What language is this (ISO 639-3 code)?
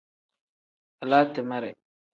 kdh